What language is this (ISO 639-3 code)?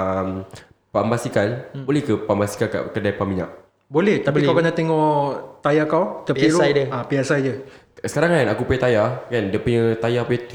msa